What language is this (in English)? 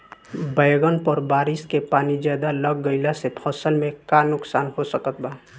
Bhojpuri